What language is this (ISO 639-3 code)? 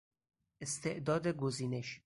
fas